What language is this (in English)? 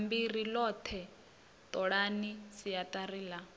Venda